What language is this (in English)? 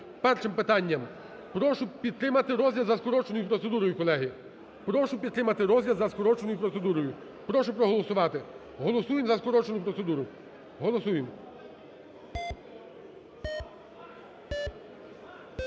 Ukrainian